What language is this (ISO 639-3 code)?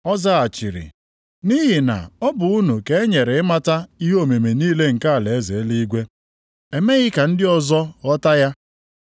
ibo